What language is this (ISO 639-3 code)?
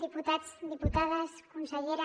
cat